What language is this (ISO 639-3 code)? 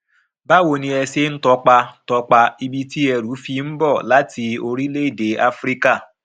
yor